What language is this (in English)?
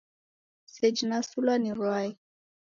Taita